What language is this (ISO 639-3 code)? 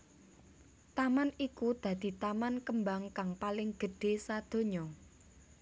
jav